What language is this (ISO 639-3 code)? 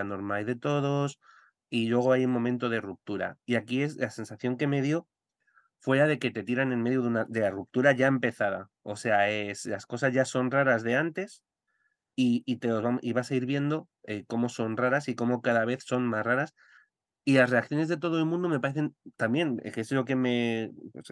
spa